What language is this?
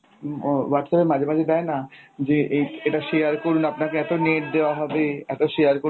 Bangla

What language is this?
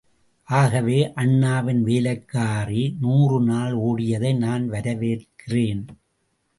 Tamil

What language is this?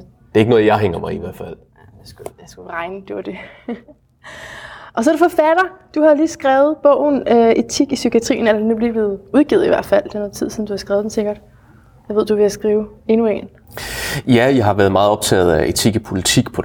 Danish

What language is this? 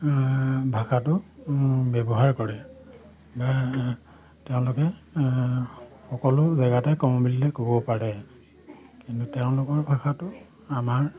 Assamese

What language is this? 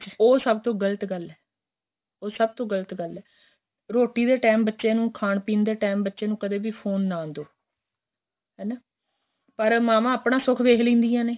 Punjabi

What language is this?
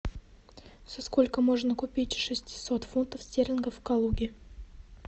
Russian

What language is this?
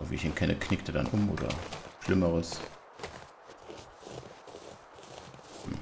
German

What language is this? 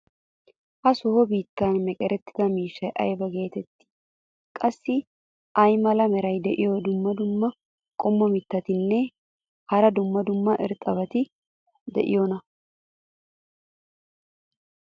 Wolaytta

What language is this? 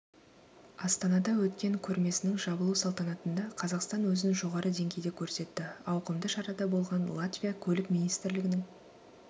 Kazakh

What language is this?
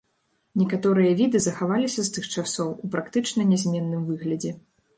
Belarusian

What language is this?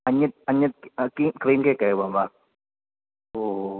Sanskrit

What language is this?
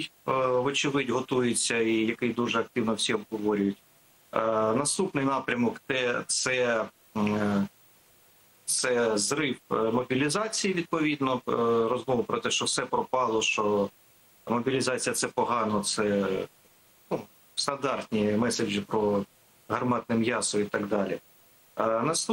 Ukrainian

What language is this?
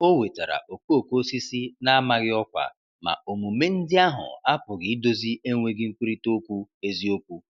Igbo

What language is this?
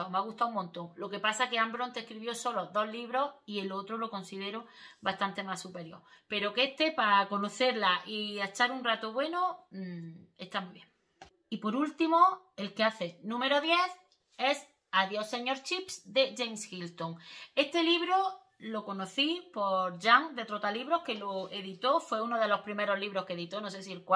Spanish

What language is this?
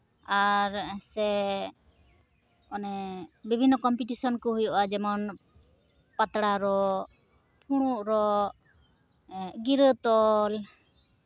Santali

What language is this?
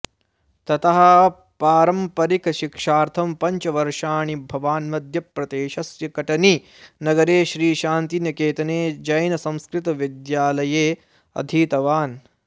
Sanskrit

